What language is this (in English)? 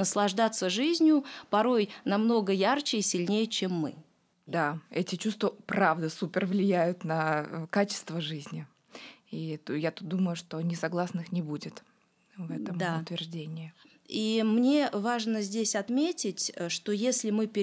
Russian